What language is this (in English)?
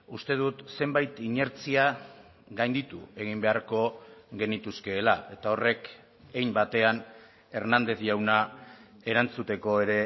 Basque